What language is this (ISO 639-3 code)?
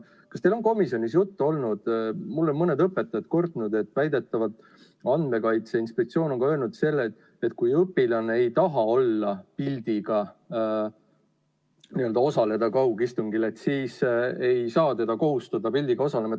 est